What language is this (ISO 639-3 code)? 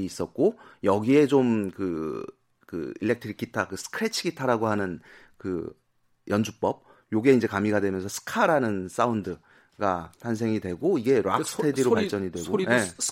kor